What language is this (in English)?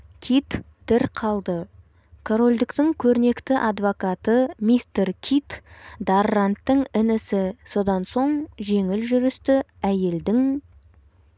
Kazakh